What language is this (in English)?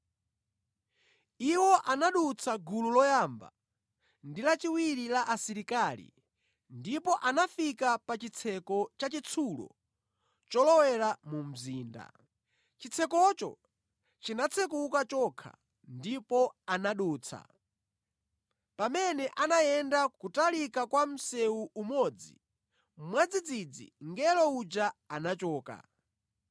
Nyanja